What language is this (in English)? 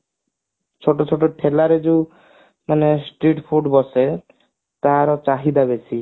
Odia